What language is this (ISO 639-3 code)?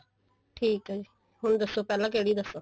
pan